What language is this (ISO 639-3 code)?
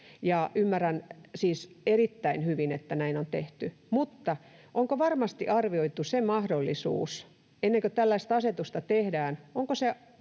fin